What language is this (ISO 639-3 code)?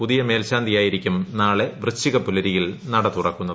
mal